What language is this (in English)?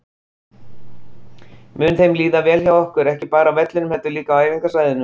Icelandic